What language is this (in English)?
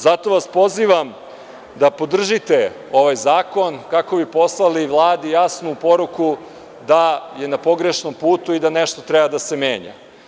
Serbian